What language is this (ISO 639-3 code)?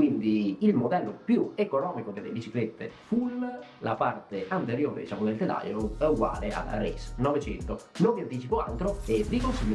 ita